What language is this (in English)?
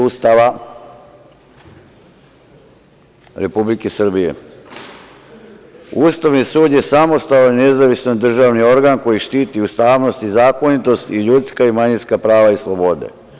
Serbian